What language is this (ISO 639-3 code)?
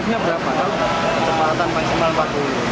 ind